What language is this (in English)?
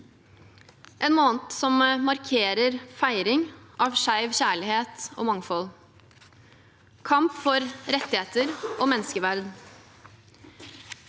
Norwegian